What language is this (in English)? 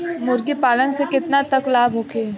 Bhojpuri